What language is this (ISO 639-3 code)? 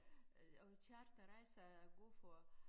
dan